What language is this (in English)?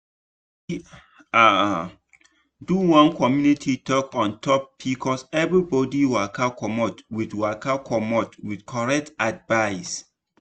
Nigerian Pidgin